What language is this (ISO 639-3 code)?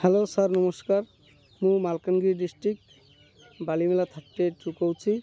ori